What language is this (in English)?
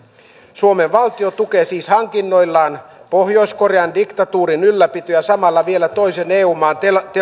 Finnish